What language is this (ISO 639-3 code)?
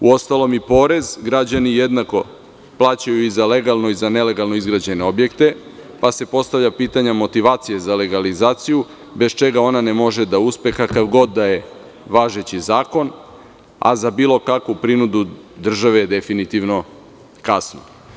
srp